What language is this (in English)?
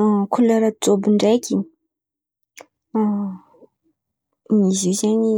Antankarana Malagasy